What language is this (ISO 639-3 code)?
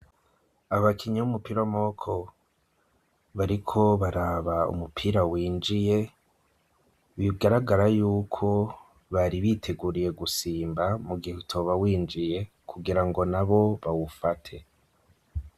run